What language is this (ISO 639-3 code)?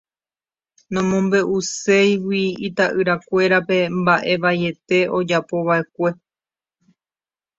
grn